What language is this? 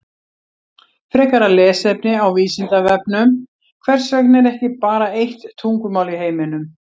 Icelandic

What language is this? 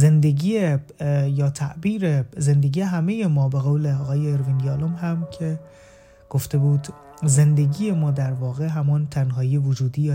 Persian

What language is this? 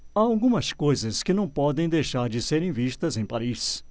Portuguese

